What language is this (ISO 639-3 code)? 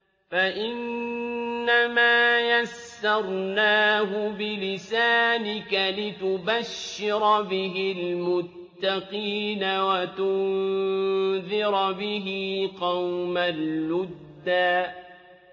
ara